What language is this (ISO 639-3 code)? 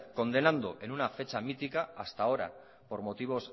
spa